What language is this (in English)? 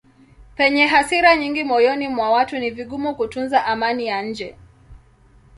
Swahili